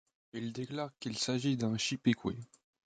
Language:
French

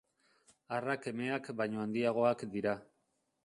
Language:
Basque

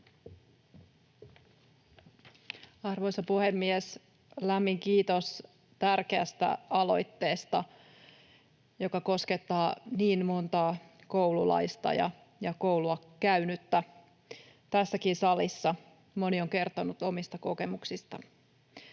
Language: Finnish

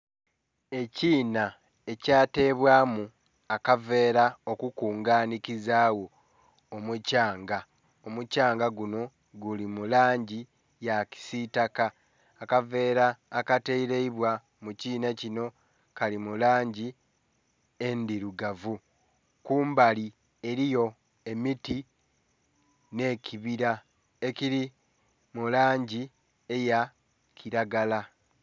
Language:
Soga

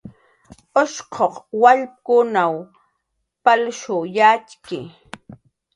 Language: Jaqaru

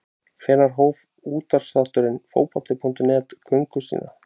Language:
Icelandic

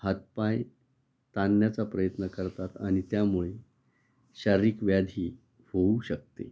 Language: Marathi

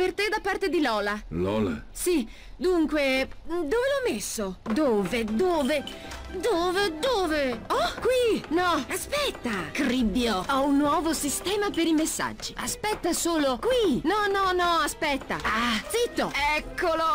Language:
Italian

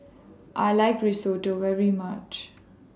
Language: English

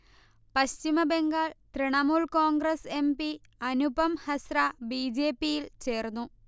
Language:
Malayalam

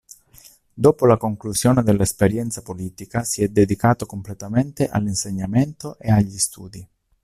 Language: Italian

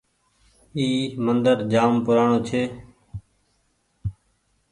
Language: Goaria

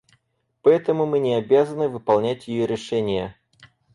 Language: Russian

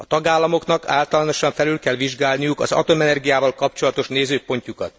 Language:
Hungarian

